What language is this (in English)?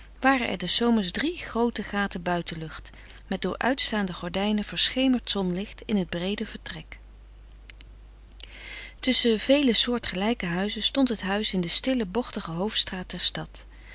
Dutch